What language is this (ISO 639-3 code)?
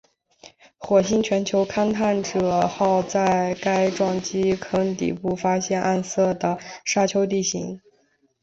zho